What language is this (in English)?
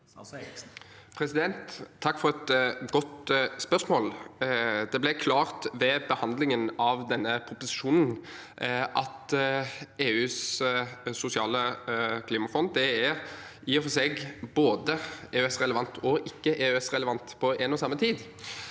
Norwegian